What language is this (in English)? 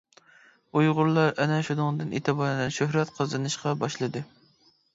Uyghur